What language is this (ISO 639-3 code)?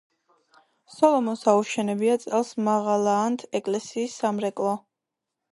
kat